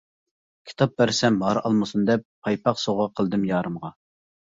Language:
Uyghur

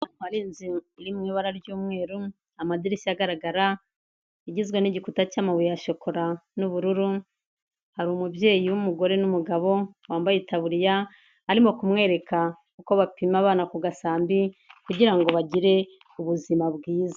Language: Kinyarwanda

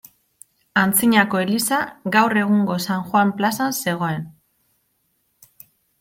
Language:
Basque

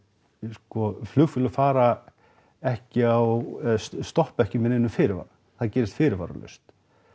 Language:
Icelandic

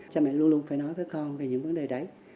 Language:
Vietnamese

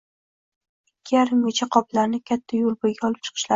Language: Uzbek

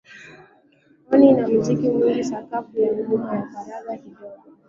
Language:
Swahili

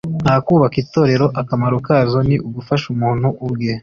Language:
Kinyarwanda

